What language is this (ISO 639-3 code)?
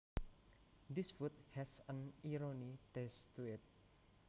jav